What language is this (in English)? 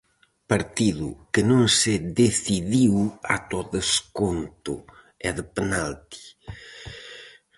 Galician